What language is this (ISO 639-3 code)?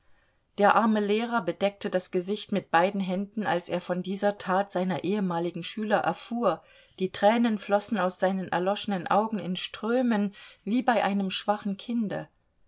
deu